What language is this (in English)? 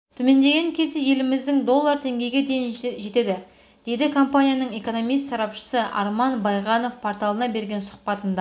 Kazakh